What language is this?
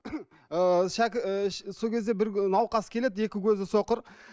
Kazakh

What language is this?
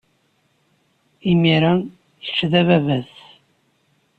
Kabyle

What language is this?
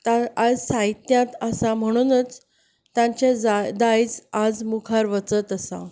Konkani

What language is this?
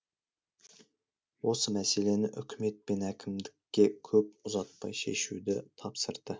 Kazakh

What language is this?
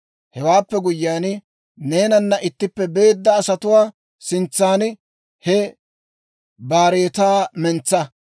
Dawro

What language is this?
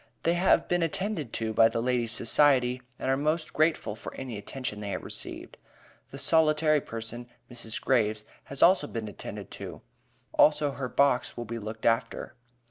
English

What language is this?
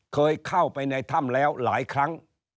Thai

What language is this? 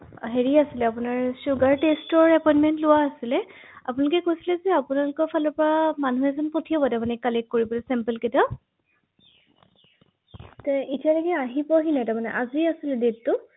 Assamese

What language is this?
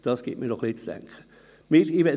Swiss German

